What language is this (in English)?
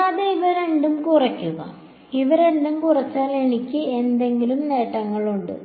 Malayalam